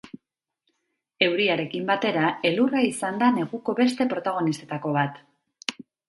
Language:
Basque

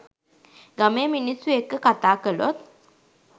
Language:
Sinhala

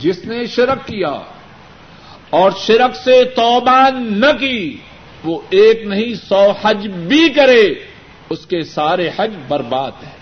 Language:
Urdu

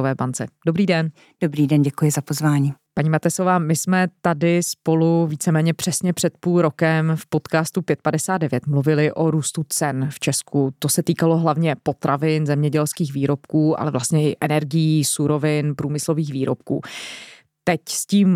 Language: Czech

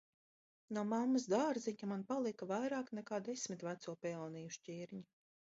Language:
Latvian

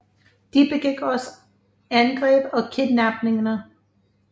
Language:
Danish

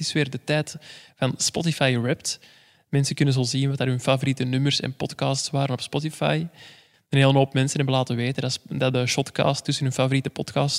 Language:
Dutch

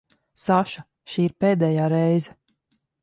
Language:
Latvian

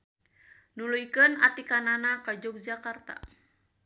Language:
Sundanese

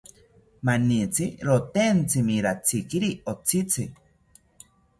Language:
South Ucayali Ashéninka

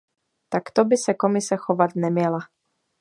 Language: Czech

